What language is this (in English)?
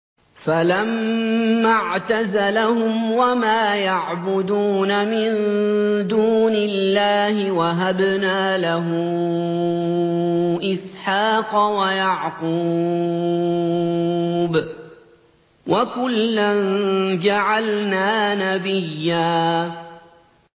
Arabic